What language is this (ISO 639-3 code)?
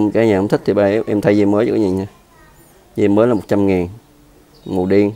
vie